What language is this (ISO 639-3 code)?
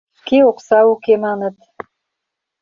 chm